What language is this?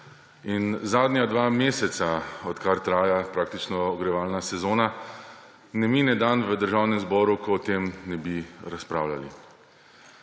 Slovenian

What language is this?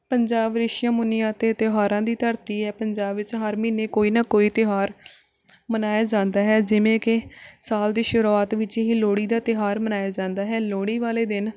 Punjabi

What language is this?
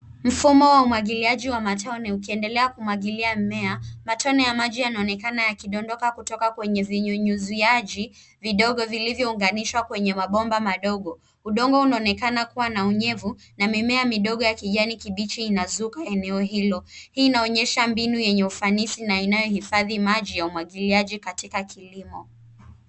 Swahili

